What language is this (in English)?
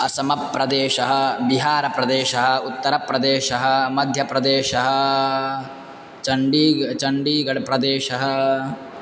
Sanskrit